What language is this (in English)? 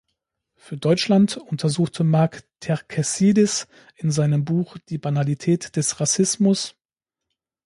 German